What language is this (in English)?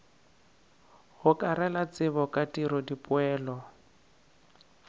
Northern Sotho